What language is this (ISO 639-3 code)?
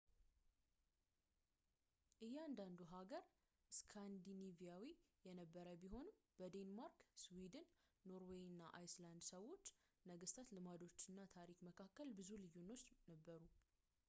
amh